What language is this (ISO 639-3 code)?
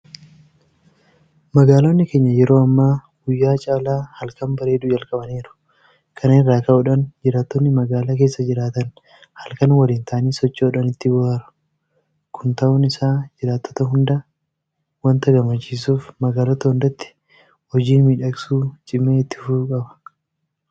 orm